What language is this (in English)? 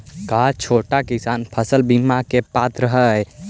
Magahi